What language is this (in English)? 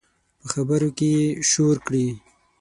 Pashto